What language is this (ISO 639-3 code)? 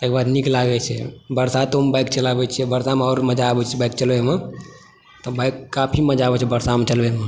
mai